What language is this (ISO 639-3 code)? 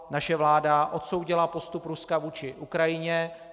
ces